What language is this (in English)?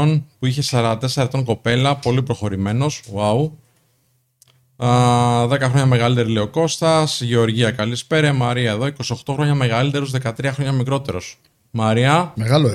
Greek